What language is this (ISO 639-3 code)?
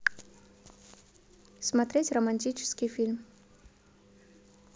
rus